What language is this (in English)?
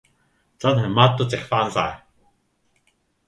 Cantonese